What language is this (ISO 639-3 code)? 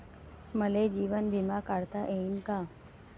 mar